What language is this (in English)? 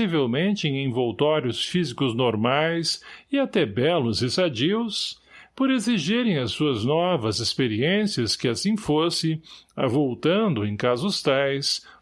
Portuguese